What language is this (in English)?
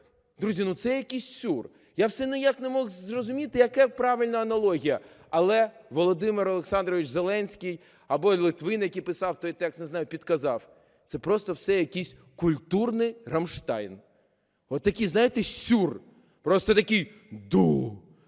Ukrainian